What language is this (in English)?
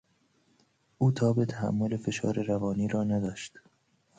Persian